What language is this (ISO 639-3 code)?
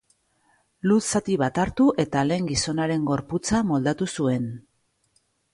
eus